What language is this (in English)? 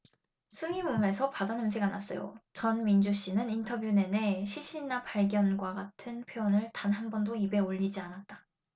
Korean